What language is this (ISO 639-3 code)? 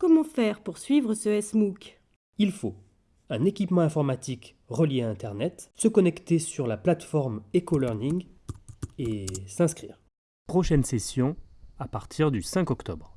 fra